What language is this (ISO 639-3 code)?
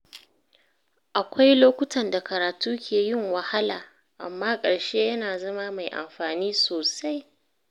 hau